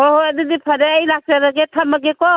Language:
Manipuri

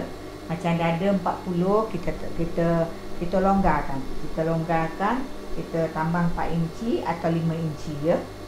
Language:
Malay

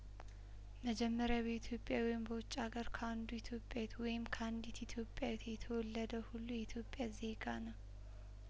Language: Amharic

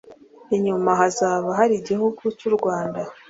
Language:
Kinyarwanda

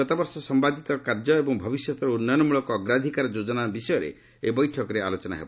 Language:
Odia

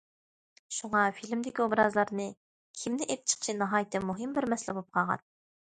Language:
Uyghur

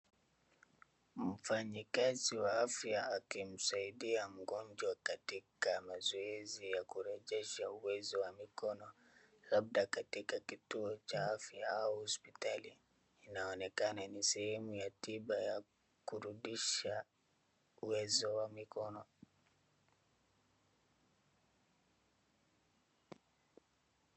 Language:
Swahili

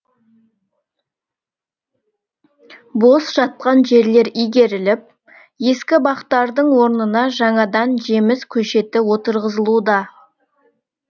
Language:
Kazakh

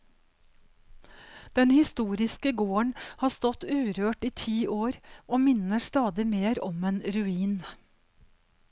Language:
Norwegian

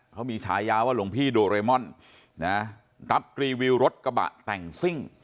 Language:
Thai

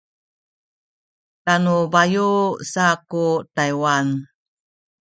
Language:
Sakizaya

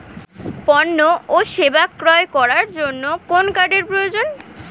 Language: Bangla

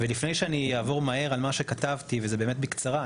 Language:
Hebrew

